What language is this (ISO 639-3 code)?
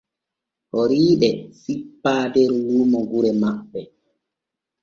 fue